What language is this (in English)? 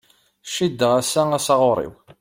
Kabyle